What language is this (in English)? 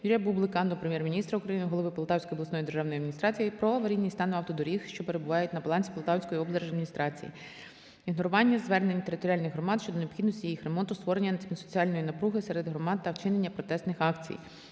Ukrainian